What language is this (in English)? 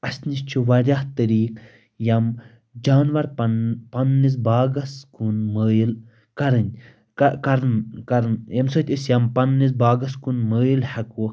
Kashmiri